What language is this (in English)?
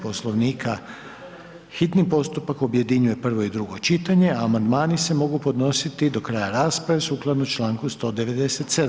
Croatian